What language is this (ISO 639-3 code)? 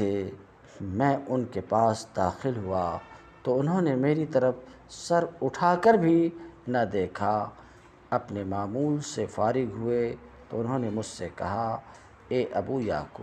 ara